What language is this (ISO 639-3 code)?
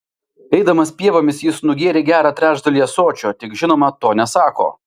lit